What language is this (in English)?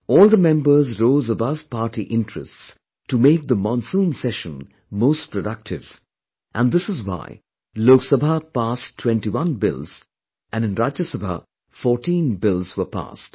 English